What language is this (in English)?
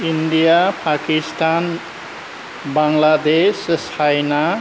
Bodo